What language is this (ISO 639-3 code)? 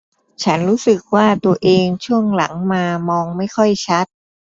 tha